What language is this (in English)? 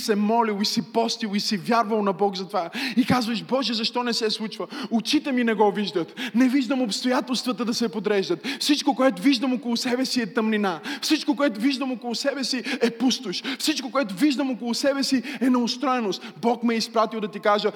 Bulgarian